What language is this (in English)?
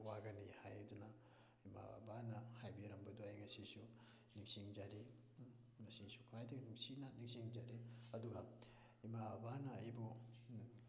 Manipuri